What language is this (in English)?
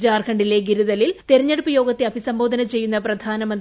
Malayalam